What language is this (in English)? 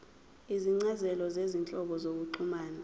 Zulu